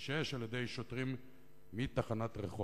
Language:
Hebrew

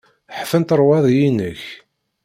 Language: Kabyle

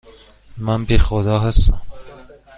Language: Persian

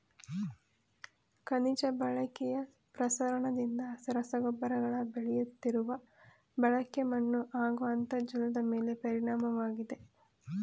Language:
Kannada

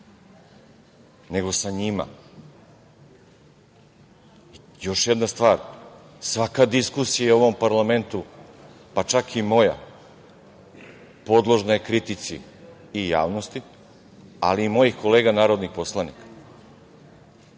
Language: Serbian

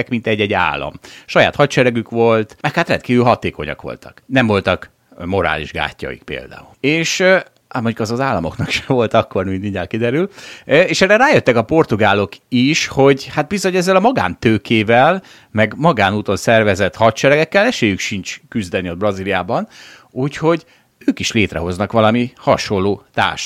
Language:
Hungarian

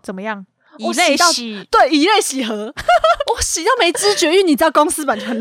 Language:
Chinese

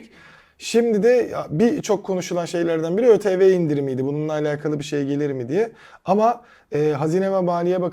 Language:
Turkish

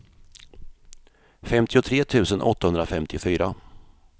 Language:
Swedish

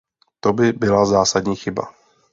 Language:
Czech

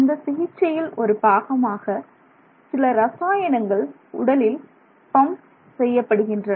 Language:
Tamil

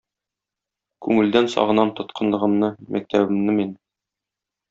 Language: Tatar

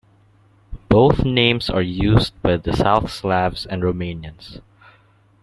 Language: English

